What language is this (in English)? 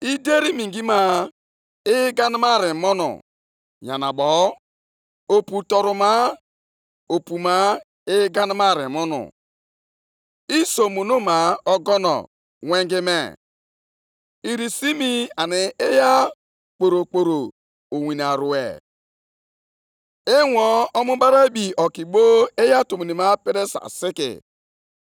Igbo